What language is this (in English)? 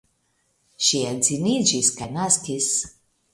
Esperanto